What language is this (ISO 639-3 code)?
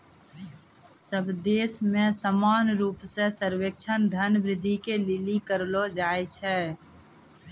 mai